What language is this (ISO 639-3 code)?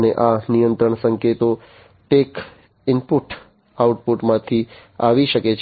guj